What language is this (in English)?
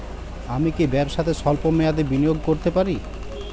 Bangla